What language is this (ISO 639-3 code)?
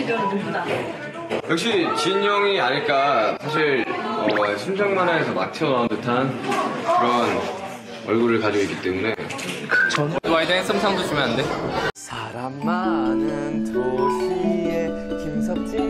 kor